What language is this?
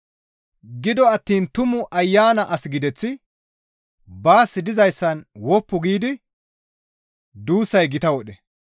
Gamo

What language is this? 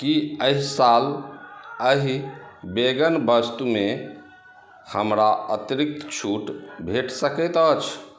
Maithili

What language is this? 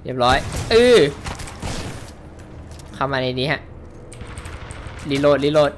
Thai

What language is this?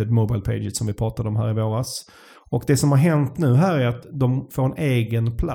Swedish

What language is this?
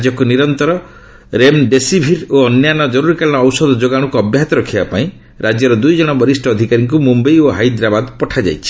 Odia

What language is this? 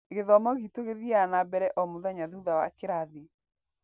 Kikuyu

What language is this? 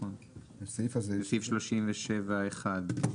Hebrew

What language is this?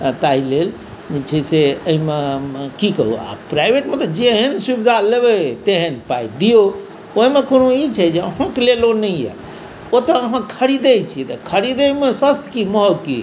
Maithili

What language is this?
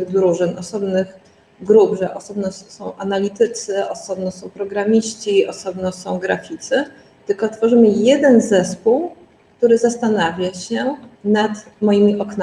Polish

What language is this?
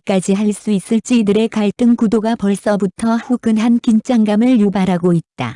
Korean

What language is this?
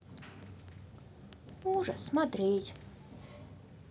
Russian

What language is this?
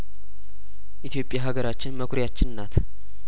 Amharic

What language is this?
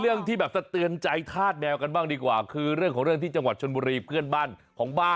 Thai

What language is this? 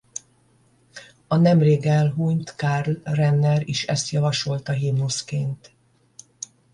Hungarian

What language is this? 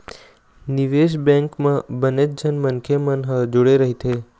Chhattisgarhi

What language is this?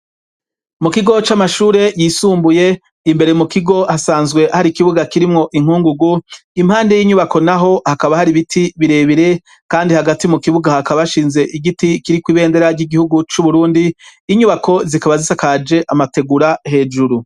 Rundi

